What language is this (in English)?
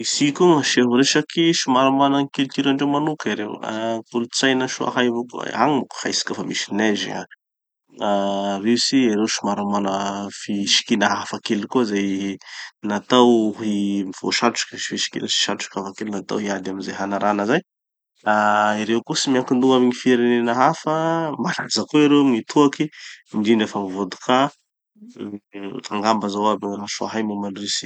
Tanosy Malagasy